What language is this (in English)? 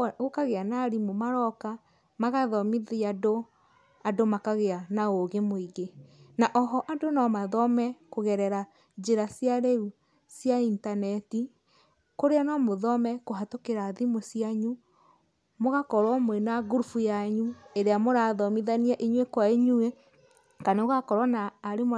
Kikuyu